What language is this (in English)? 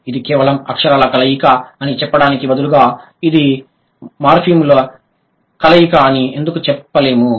Telugu